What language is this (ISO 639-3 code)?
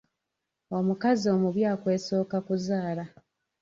lug